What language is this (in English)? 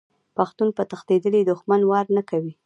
Pashto